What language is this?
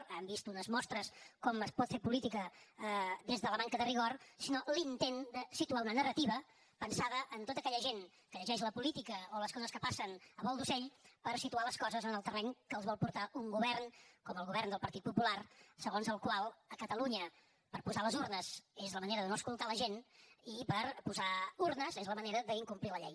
Catalan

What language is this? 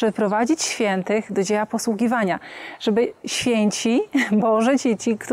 Polish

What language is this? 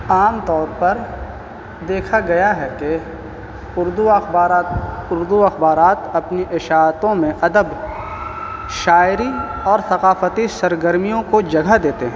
Urdu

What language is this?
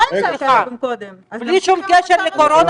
Hebrew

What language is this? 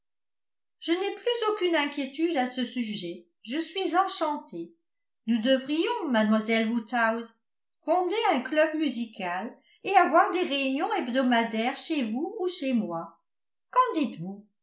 French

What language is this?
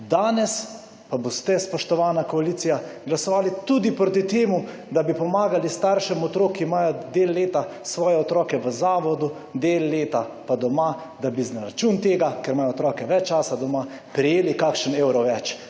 Slovenian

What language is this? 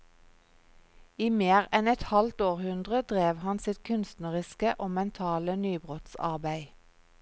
Norwegian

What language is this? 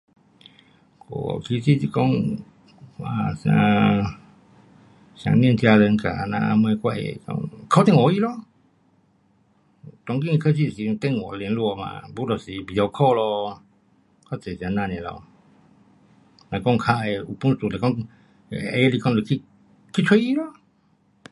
Pu-Xian Chinese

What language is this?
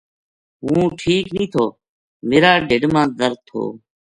Gujari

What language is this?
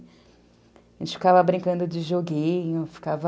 Portuguese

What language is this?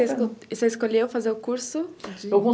Portuguese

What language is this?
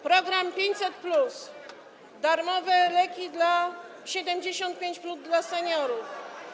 Polish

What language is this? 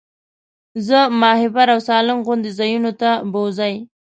Pashto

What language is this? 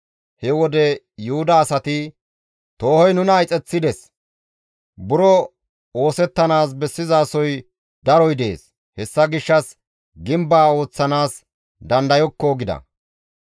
Gamo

